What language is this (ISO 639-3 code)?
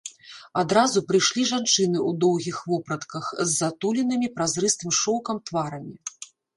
bel